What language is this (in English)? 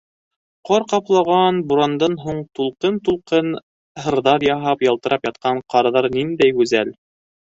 Bashkir